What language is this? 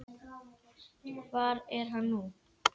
Icelandic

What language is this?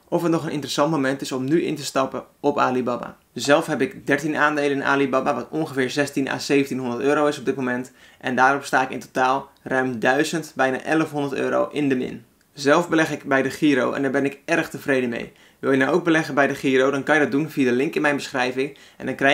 Dutch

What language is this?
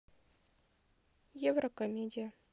Russian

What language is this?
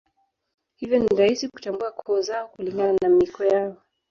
Swahili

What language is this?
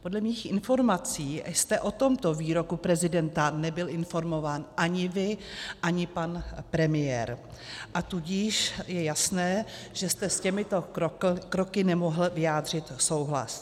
Czech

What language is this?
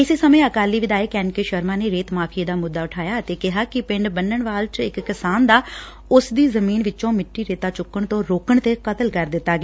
Punjabi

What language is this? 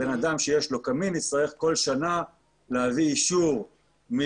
Hebrew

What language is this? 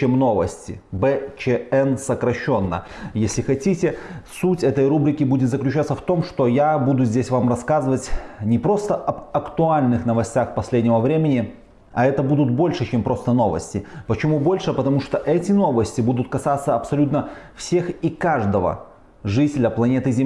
Russian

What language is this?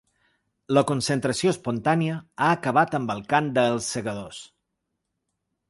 Catalan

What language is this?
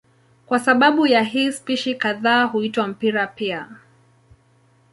Swahili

